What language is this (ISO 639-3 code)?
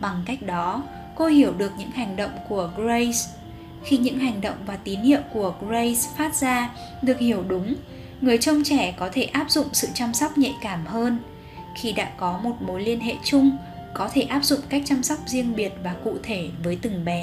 vie